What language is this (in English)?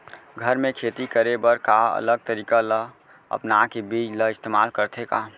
Chhattisgarhi